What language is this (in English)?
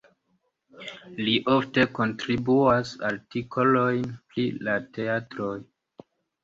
Esperanto